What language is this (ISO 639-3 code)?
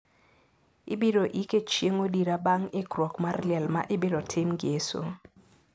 luo